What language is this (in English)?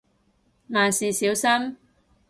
Cantonese